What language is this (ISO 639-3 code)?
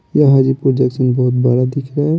hin